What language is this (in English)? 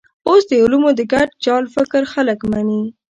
Pashto